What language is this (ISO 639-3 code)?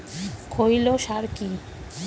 ben